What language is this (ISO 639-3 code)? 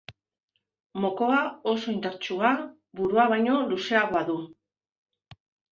eus